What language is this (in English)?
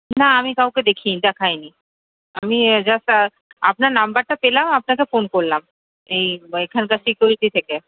Bangla